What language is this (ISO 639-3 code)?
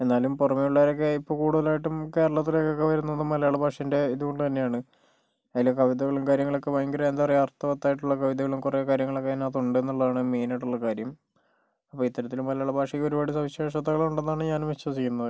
mal